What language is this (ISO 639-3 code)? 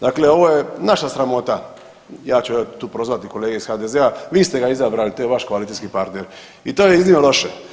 hrv